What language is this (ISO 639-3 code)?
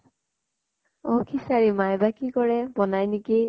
asm